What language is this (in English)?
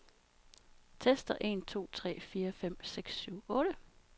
Danish